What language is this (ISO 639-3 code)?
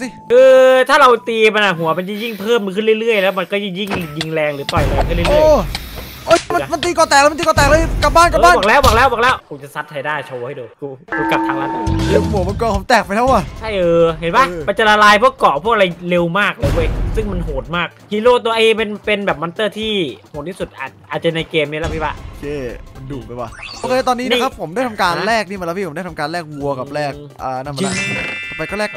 tha